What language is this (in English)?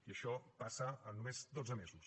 Catalan